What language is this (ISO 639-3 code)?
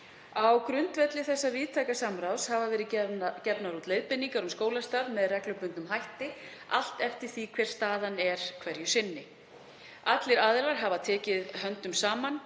isl